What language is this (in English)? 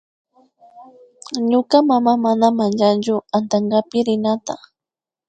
Imbabura Highland Quichua